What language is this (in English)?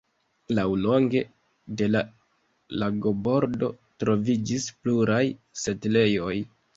Esperanto